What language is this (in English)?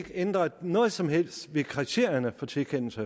Danish